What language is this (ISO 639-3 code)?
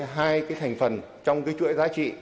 vie